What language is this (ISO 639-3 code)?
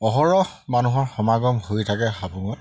asm